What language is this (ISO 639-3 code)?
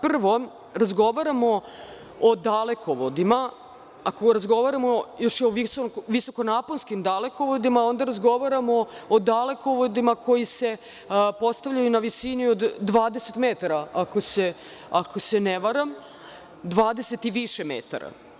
srp